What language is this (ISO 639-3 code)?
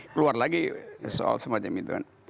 ind